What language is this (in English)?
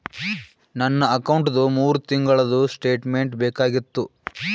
Kannada